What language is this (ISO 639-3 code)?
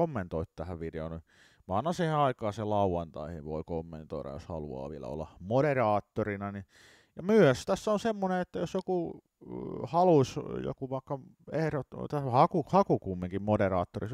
fin